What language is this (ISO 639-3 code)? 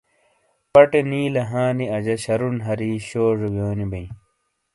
scl